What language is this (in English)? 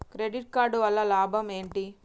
Telugu